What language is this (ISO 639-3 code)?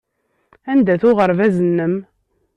kab